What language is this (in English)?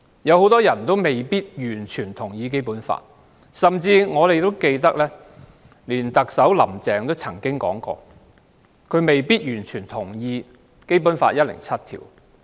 Cantonese